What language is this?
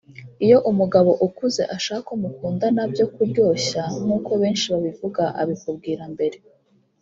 Kinyarwanda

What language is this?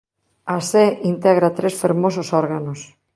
Galician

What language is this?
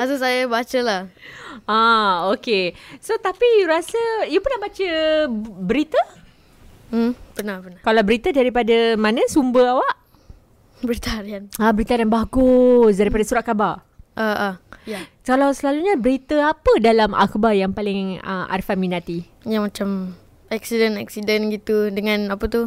Malay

